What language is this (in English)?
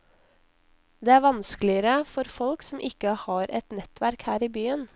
Norwegian